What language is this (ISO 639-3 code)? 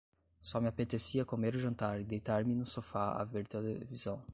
por